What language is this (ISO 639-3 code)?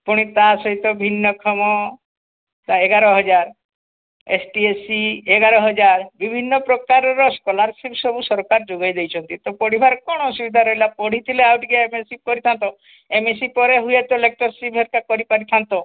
ori